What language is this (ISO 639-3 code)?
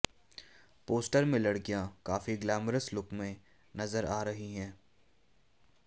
hin